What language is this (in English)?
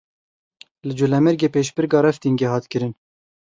Kurdish